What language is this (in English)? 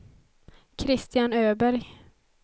Swedish